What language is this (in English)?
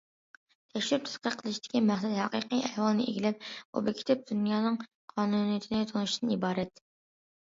Uyghur